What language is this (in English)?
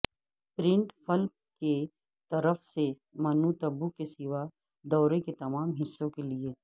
Urdu